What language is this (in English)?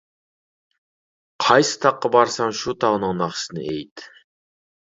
Uyghur